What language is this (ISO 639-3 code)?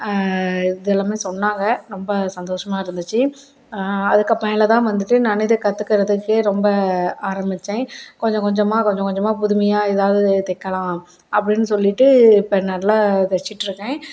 tam